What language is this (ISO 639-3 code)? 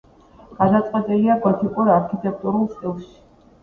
kat